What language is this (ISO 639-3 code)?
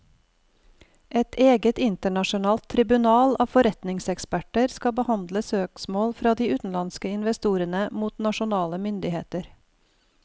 nor